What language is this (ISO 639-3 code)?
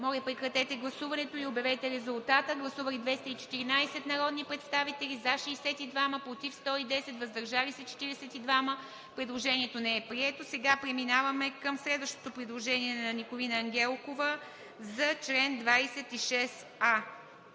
bul